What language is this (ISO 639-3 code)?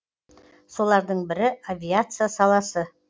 kaz